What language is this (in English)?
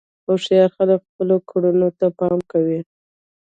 Pashto